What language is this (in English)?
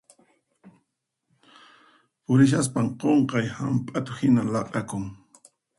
Puno Quechua